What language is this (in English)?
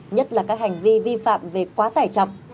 Vietnamese